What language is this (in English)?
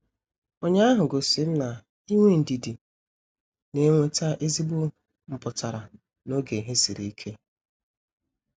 Igbo